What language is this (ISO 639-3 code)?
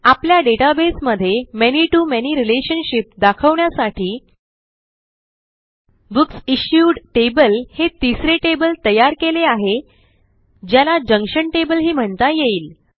mar